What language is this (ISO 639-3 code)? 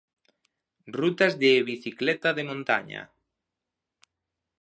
glg